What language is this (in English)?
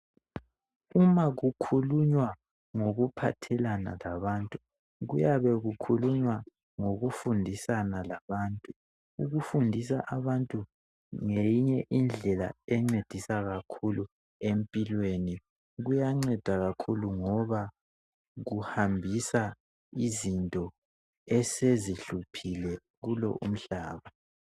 North Ndebele